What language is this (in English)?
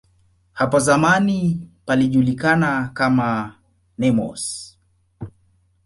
Swahili